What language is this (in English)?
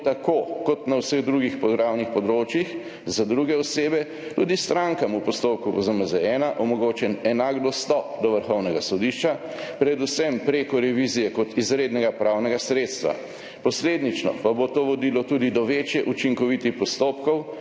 Slovenian